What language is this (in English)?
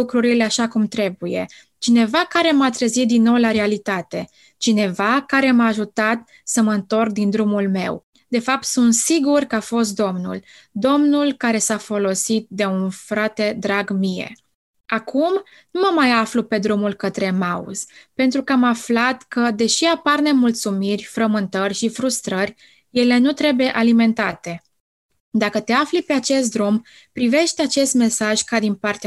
Romanian